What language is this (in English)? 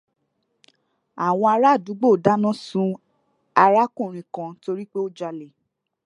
Yoruba